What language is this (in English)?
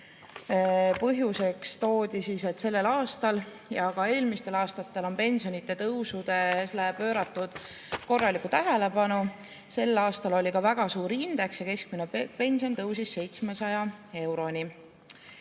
Estonian